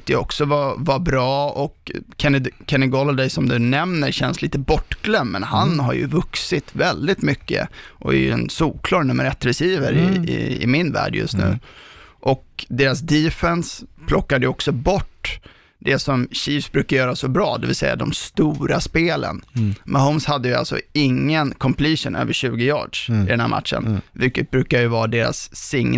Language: Swedish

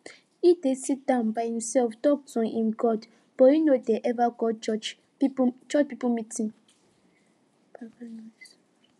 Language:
Nigerian Pidgin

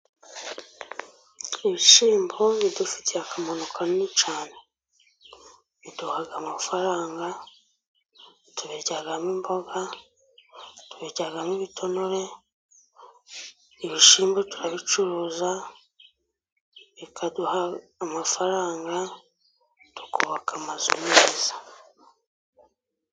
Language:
Kinyarwanda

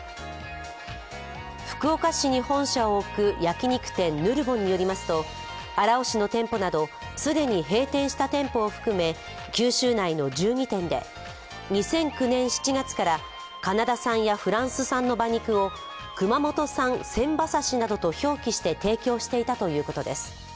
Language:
Japanese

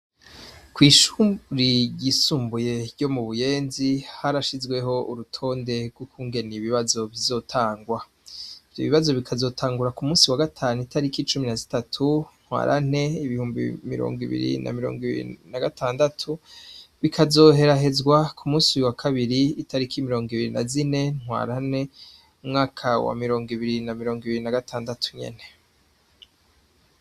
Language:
Rundi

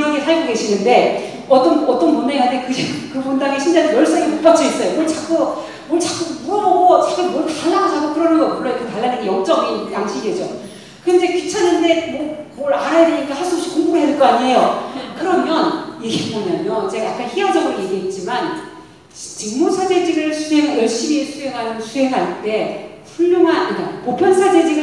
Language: Korean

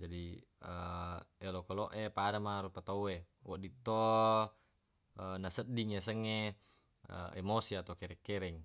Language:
Buginese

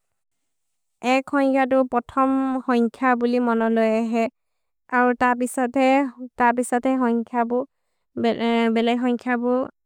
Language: Maria (India)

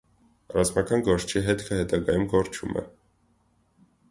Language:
Armenian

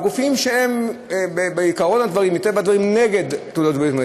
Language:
Hebrew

